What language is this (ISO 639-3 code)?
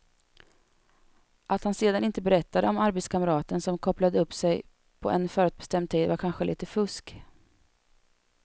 swe